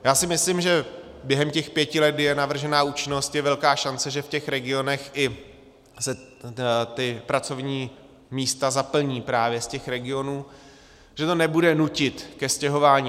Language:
Czech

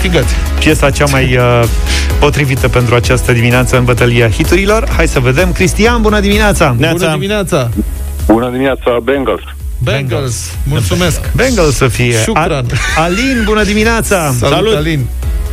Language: Romanian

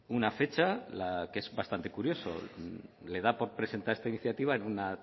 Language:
Spanish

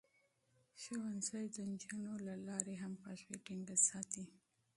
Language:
Pashto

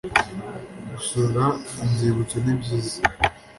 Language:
Kinyarwanda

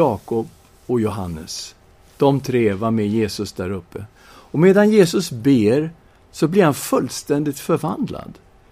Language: Swedish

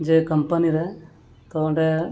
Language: Santali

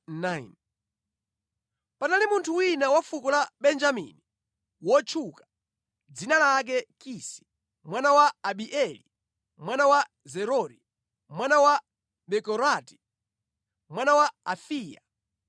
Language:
Nyanja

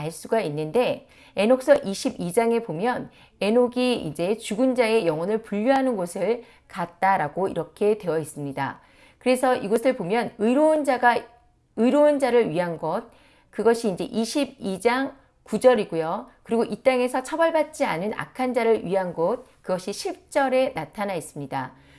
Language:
Korean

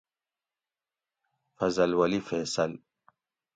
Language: Gawri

